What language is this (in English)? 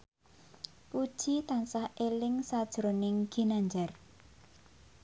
Javanese